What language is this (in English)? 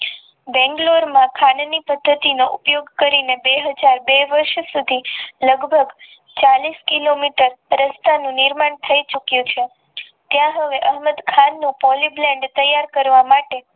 Gujarati